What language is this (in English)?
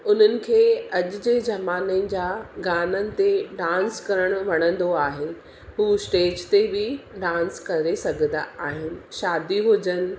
Sindhi